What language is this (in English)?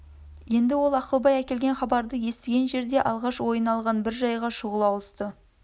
Kazakh